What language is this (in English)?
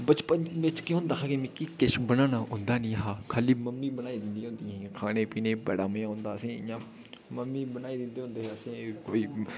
Dogri